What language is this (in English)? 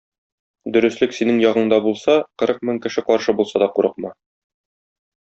Tatar